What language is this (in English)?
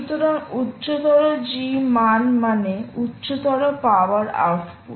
Bangla